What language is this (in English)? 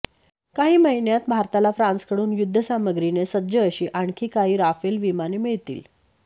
Marathi